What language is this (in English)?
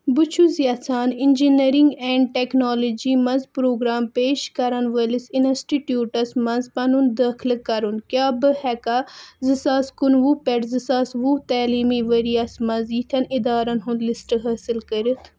Kashmiri